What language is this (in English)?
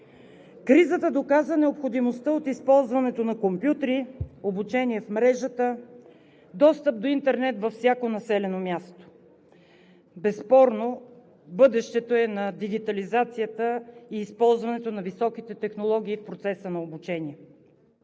Bulgarian